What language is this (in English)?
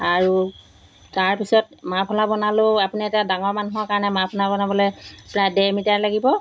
Assamese